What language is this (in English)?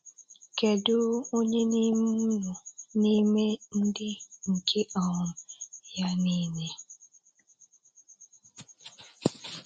Igbo